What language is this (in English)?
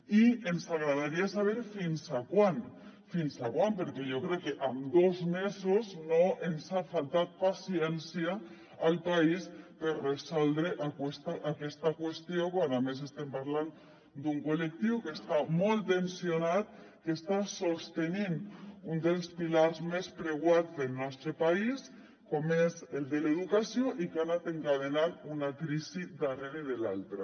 Catalan